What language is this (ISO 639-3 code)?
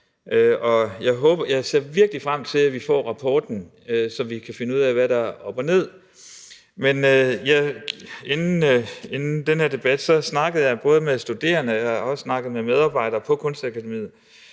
dan